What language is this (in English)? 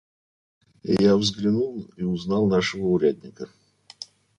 Russian